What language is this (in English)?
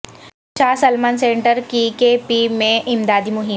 Urdu